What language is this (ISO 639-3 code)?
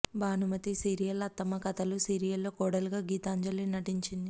tel